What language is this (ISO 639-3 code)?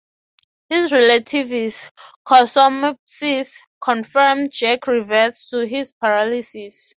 eng